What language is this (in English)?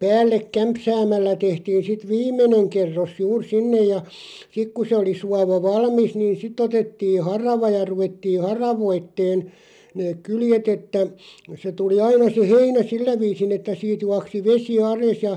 Finnish